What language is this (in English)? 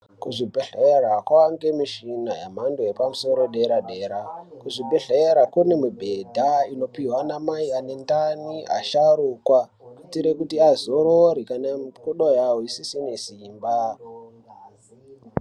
Ndau